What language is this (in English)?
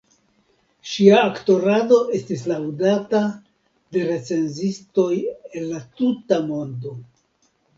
Esperanto